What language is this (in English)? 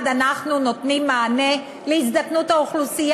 Hebrew